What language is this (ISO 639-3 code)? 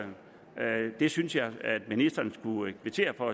dan